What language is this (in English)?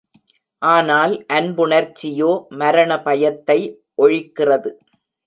Tamil